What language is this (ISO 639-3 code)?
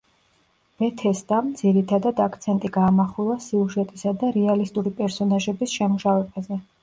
kat